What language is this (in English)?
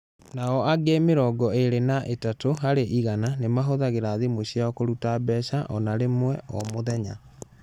Kikuyu